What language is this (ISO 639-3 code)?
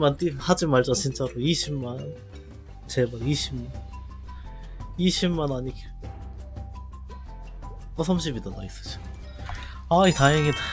kor